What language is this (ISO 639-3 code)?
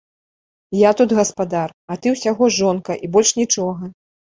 bel